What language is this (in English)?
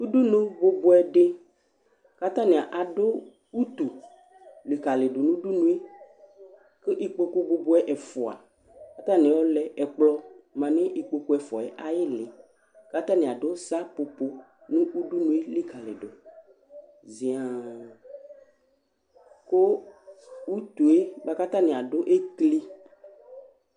Ikposo